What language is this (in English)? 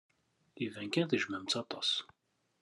Kabyle